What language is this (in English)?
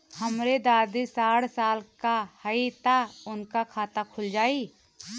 Bhojpuri